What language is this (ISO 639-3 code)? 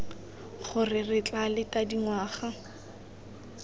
tsn